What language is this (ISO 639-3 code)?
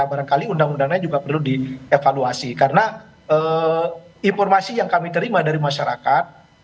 ind